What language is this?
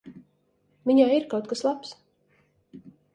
Latvian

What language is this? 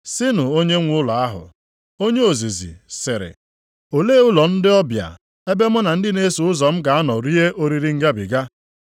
Igbo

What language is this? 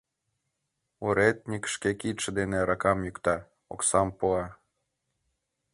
Mari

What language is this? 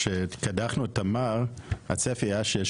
Hebrew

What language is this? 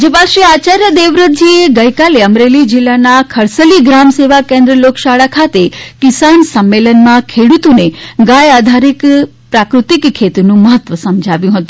Gujarati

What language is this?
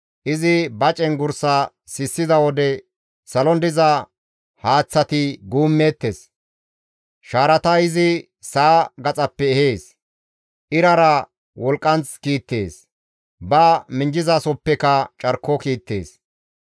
Gamo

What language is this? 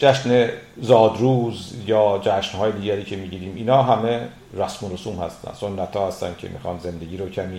Persian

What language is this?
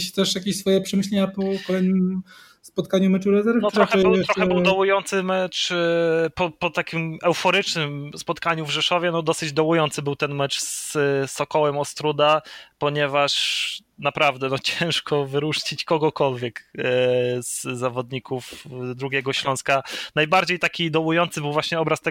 Polish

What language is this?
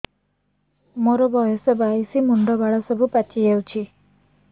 Odia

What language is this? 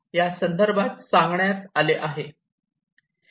Marathi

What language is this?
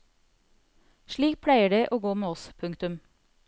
Norwegian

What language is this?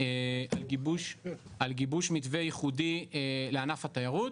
Hebrew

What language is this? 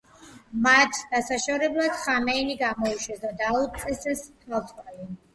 Georgian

